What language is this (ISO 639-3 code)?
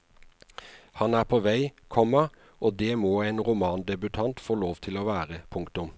nor